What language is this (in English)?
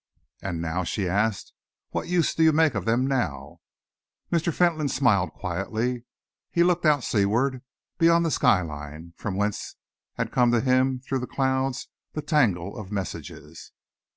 English